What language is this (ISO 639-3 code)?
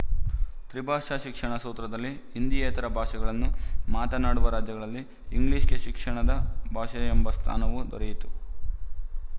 kan